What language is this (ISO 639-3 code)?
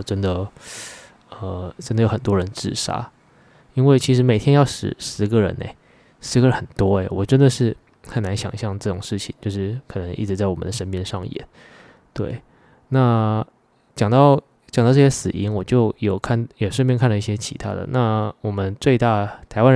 zho